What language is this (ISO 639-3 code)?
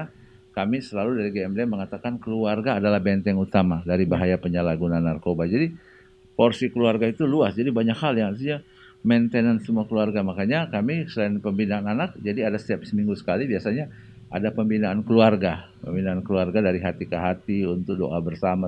ind